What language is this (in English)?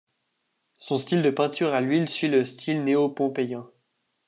French